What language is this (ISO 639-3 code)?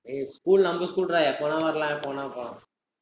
tam